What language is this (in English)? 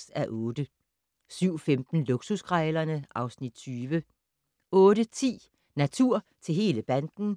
Danish